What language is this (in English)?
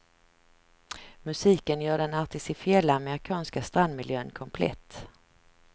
Swedish